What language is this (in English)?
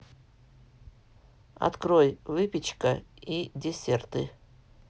Russian